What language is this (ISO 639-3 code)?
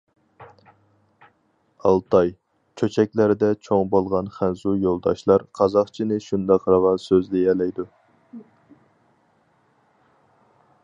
uig